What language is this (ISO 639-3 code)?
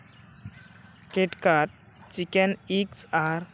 sat